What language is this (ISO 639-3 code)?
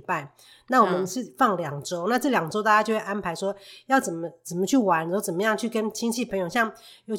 zho